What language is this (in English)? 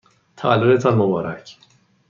Persian